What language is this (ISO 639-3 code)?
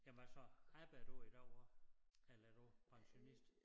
dan